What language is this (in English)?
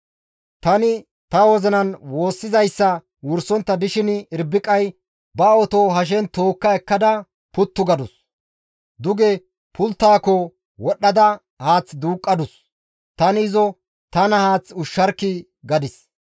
Gamo